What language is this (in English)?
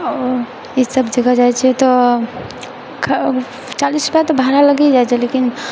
Maithili